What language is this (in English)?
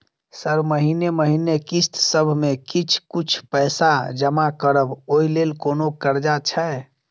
Maithili